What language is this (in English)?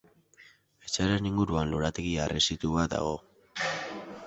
Basque